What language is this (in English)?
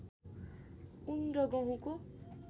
Nepali